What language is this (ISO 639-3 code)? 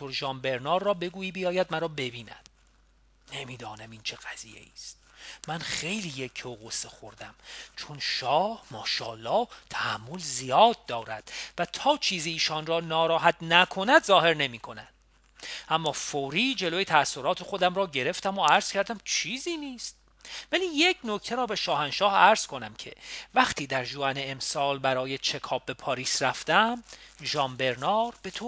fas